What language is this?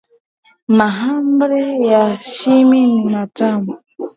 Swahili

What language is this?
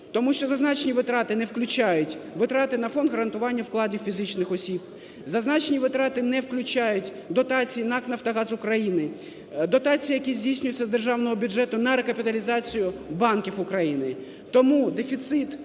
Ukrainian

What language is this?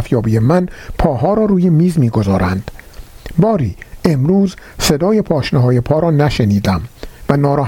Persian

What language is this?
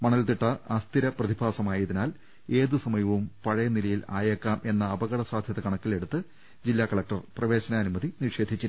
Malayalam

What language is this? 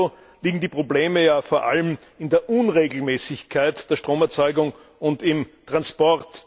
German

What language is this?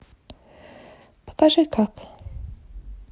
Russian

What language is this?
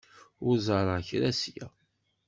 Kabyle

